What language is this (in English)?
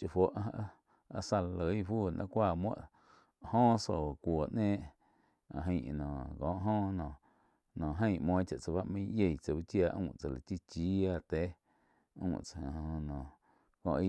Quiotepec Chinantec